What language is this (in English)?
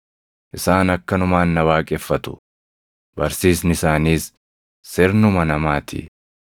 Oromo